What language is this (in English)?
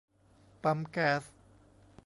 Thai